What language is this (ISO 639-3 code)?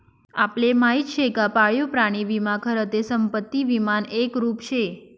mar